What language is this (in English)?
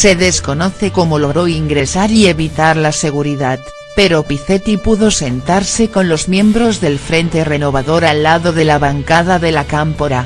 Spanish